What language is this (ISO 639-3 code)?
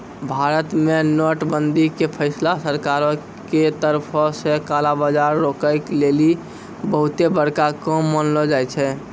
mai